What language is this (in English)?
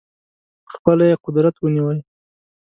Pashto